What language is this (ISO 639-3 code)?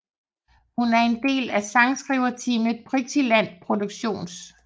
dan